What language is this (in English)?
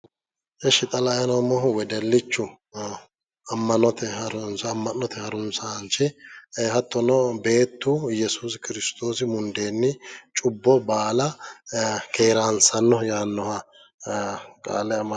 Sidamo